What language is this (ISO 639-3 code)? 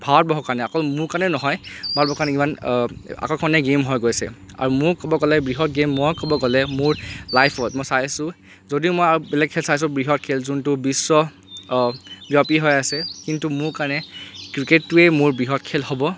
asm